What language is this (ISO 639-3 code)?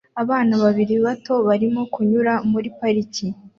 kin